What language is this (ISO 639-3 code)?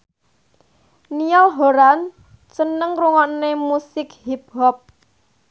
jav